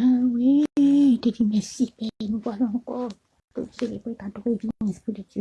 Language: French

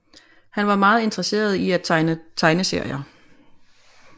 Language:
Danish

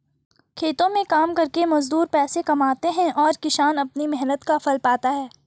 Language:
Hindi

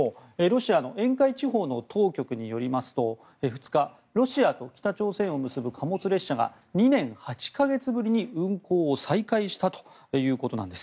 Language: Japanese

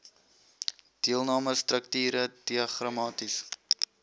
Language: Afrikaans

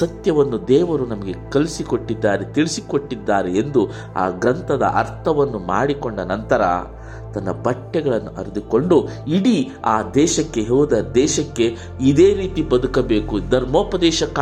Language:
Kannada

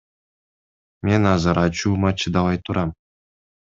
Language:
Kyrgyz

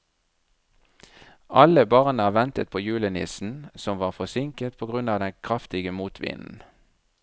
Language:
Norwegian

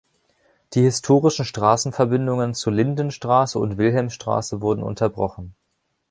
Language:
German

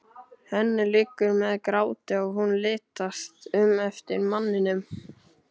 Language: Icelandic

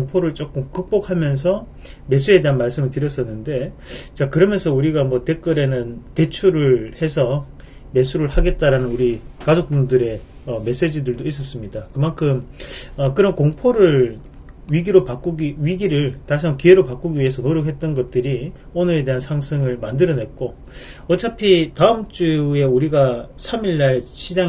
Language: Korean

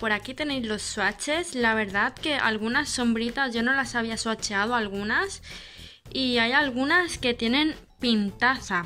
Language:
Spanish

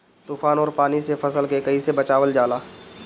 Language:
Bhojpuri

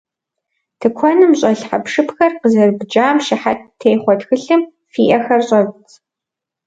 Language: Kabardian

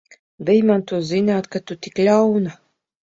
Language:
Latvian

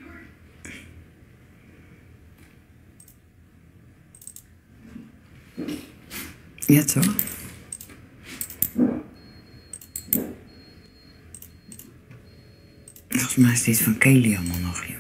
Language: Dutch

